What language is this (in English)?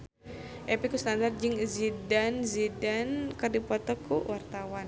Sundanese